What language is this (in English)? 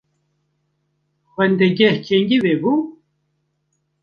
Kurdish